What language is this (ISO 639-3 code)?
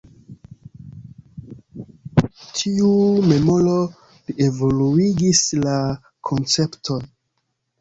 epo